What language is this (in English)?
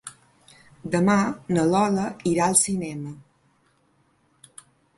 Catalan